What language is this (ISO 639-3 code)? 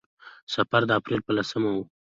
pus